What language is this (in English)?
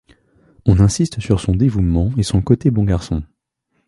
French